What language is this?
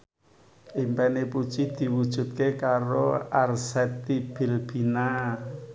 Javanese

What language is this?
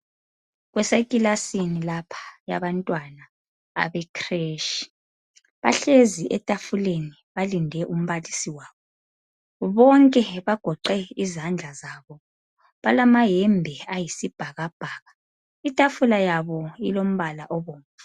North Ndebele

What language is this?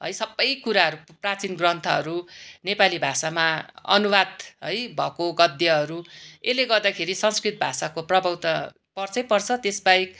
Nepali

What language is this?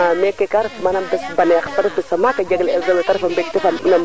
Serer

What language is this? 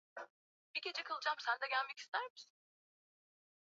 Swahili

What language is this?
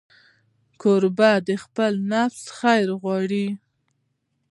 Pashto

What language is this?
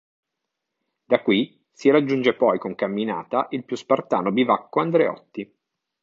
Italian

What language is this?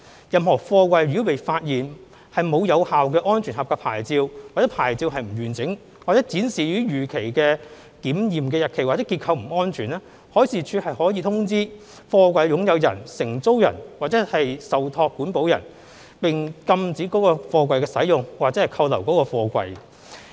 Cantonese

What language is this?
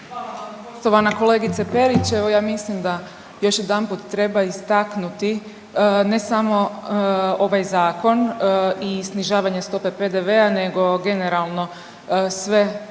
Croatian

